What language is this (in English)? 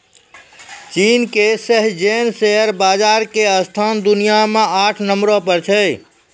Maithili